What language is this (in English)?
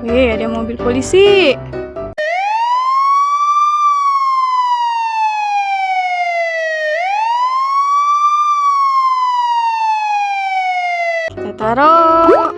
Indonesian